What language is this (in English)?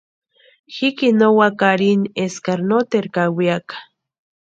Western Highland Purepecha